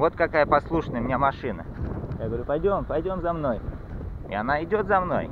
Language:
Russian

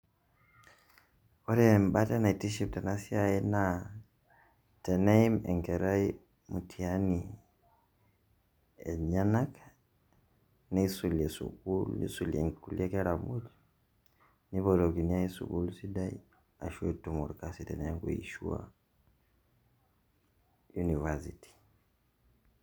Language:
Masai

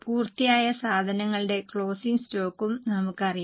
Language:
Malayalam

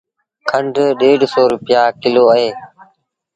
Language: Sindhi Bhil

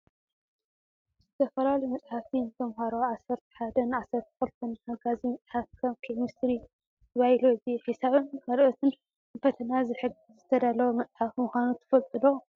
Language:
Tigrinya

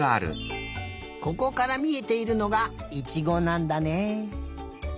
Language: Japanese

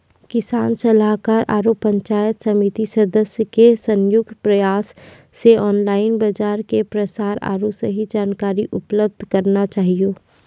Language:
Maithili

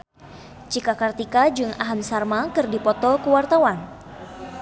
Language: Sundanese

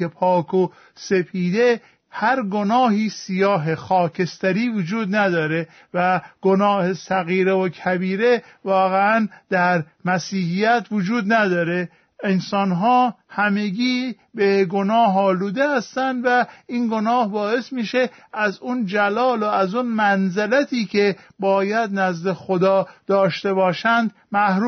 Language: Persian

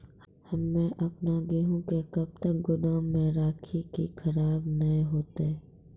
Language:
Maithili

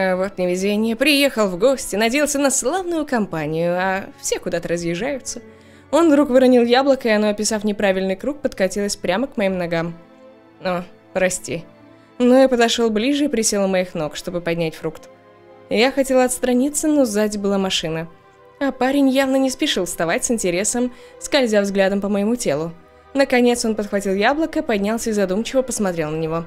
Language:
Russian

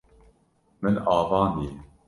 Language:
Kurdish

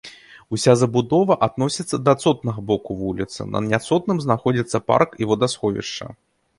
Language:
Belarusian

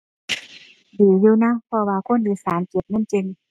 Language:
Thai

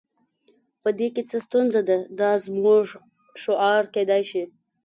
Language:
Pashto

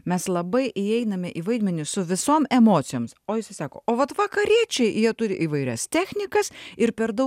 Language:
Lithuanian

